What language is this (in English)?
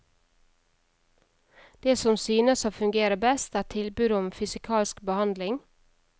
Norwegian